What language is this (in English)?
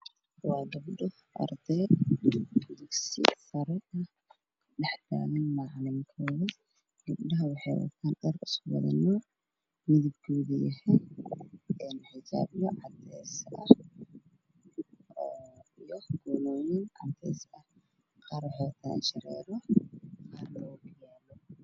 Somali